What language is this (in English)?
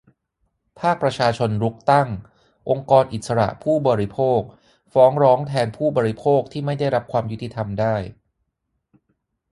Thai